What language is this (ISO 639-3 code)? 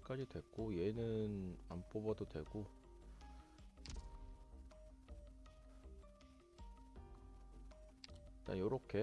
kor